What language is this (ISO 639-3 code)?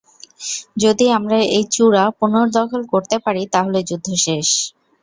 ben